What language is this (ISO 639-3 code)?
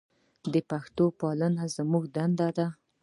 pus